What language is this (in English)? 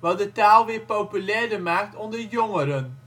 Dutch